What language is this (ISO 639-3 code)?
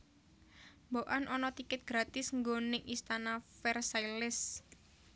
jav